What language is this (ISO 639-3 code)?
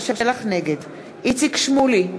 heb